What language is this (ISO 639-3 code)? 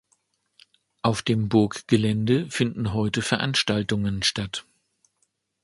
deu